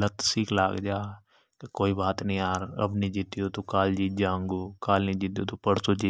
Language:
Hadothi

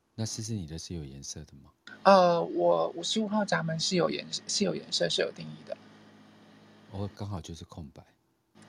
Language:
Chinese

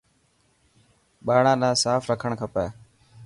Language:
Dhatki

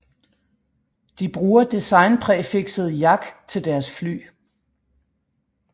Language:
Danish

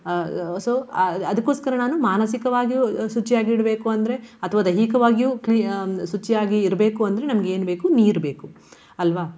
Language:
Kannada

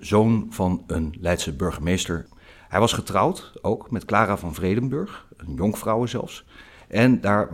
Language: Dutch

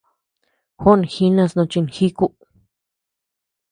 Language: Tepeuxila Cuicatec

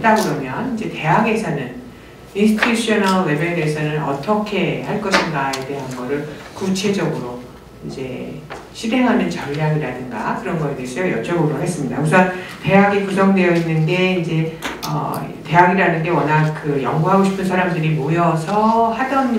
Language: Korean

